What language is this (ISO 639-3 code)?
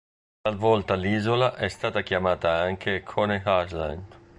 ita